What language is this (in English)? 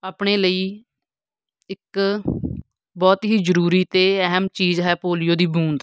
Punjabi